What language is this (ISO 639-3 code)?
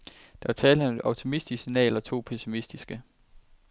dan